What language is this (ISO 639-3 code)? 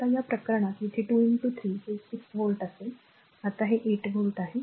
mar